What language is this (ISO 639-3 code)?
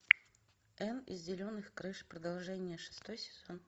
rus